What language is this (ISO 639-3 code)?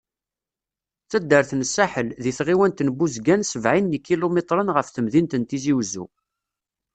kab